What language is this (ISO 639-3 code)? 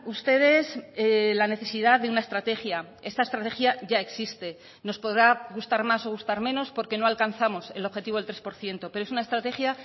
spa